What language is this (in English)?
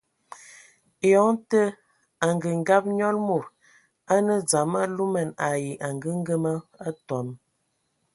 Ewondo